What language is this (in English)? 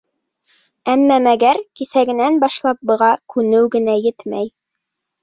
Bashkir